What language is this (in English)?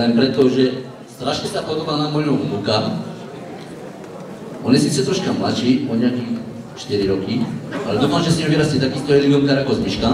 Czech